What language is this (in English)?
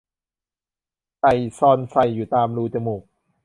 Thai